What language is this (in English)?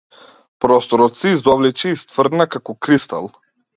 Macedonian